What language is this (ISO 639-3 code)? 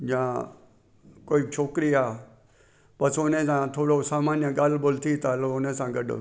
snd